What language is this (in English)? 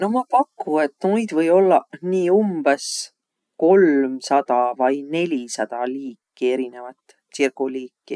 Võro